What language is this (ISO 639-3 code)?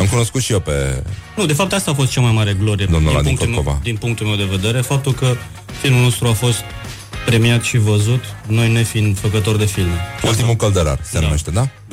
ron